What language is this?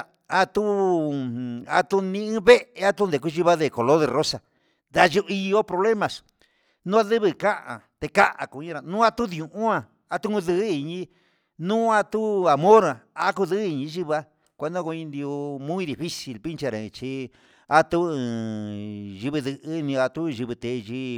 Huitepec Mixtec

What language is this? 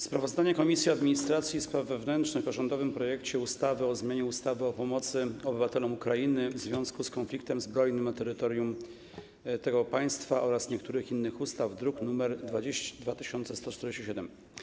Polish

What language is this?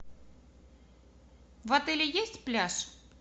Russian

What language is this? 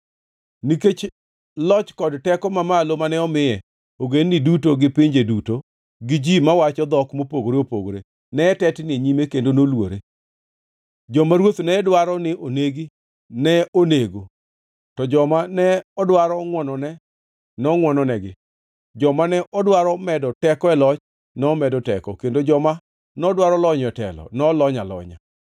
Luo (Kenya and Tanzania)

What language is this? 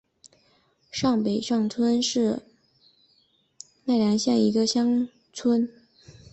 Chinese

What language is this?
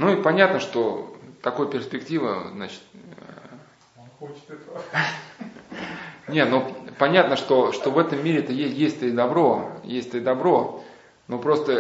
Russian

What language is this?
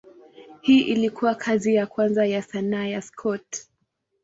Swahili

